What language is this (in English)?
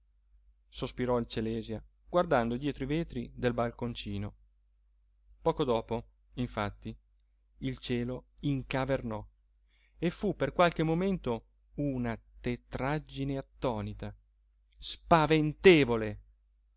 Italian